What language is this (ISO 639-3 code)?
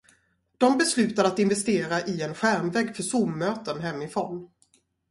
swe